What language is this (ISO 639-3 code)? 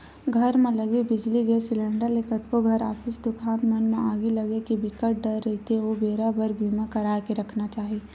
hne